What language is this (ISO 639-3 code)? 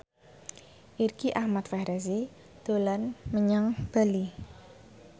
jav